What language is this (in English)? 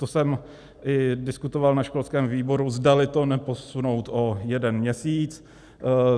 Czech